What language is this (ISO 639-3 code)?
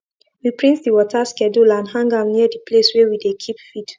pcm